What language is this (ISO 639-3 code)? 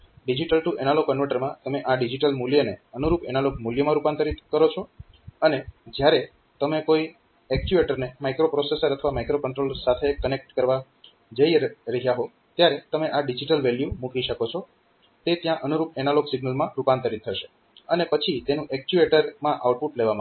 guj